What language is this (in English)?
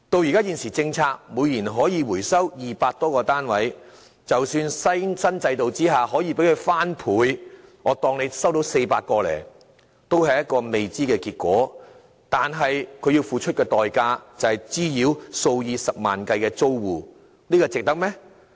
Cantonese